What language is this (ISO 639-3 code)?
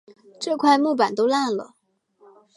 zho